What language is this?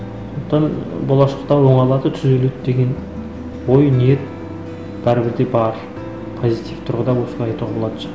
Kazakh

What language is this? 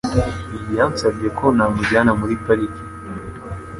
Kinyarwanda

